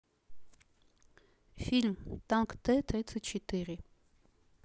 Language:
Russian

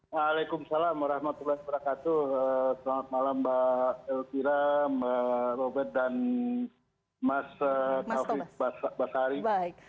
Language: Indonesian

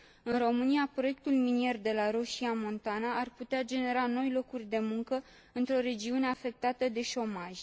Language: Romanian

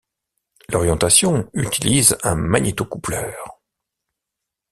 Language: French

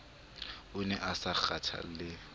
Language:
Southern Sotho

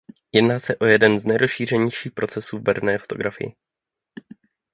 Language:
Czech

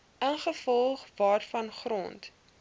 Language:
Afrikaans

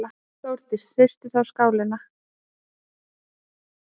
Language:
Icelandic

